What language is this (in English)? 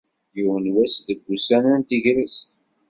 Kabyle